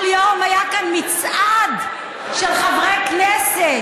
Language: Hebrew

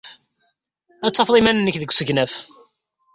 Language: Kabyle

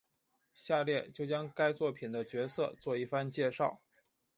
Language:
Chinese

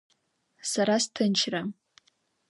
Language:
Abkhazian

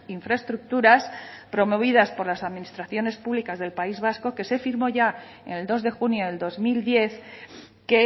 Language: Spanish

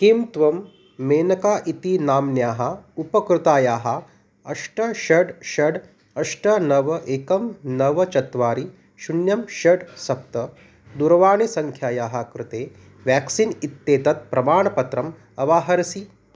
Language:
Sanskrit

